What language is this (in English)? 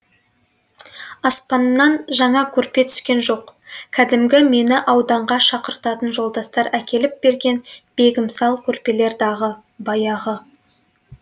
Kazakh